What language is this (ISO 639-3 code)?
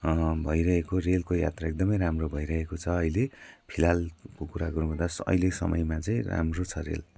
nep